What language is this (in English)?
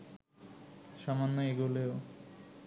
Bangla